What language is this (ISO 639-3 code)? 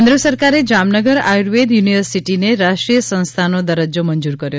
guj